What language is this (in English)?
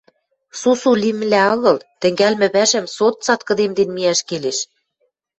Western Mari